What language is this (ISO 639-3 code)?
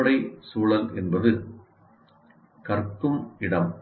tam